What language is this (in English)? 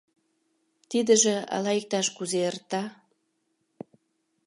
Mari